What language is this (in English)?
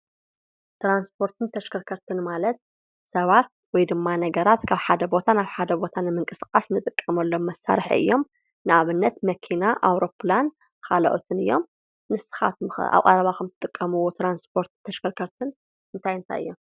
Tigrinya